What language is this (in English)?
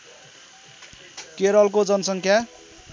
Nepali